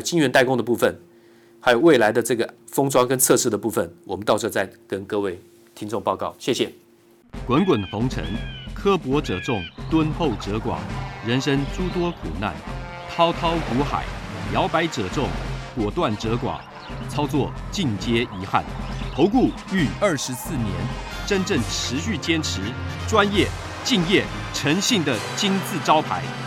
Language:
Chinese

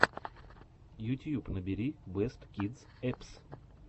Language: Russian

